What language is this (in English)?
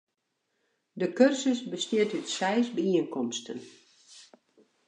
Western Frisian